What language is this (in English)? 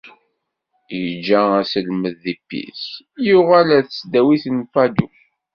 Kabyle